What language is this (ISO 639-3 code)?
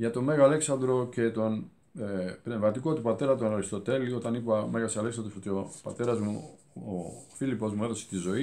ell